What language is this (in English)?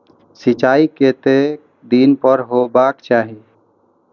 Maithili